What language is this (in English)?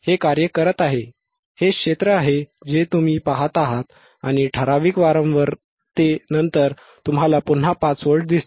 Marathi